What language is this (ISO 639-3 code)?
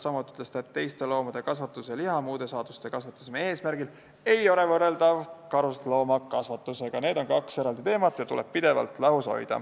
est